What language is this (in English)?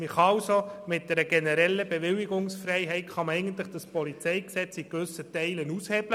Swiss German